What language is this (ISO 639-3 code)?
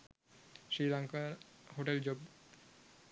sin